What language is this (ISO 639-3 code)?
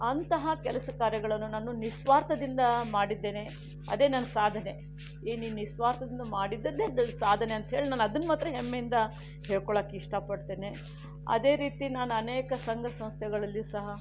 kan